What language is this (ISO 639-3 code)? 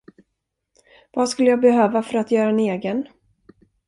swe